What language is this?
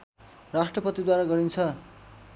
Nepali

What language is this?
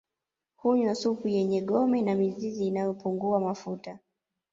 Swahili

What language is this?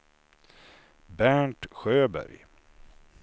Swedish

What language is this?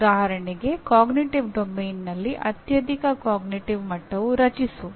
Kannada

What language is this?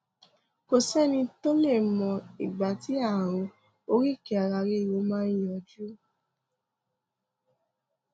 Yoruba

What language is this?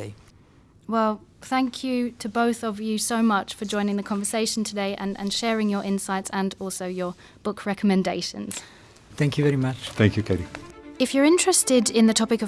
English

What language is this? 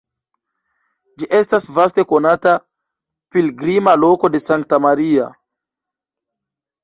Esperanto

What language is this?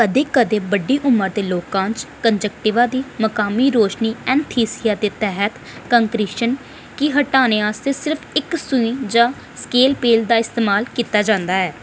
Dogri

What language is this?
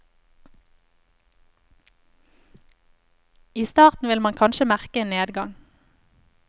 Norwegian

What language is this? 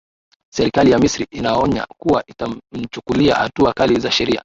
Swahili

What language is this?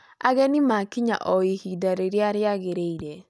Kikuyu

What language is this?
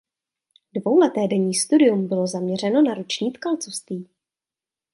Czech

